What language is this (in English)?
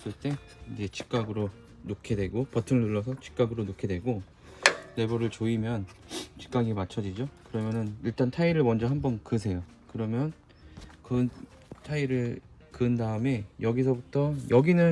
Korean